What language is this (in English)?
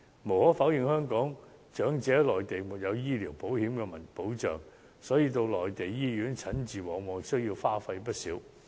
Cantonese